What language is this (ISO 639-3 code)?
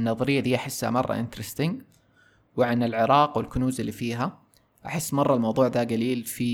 ara